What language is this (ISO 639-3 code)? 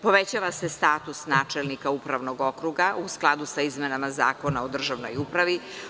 srp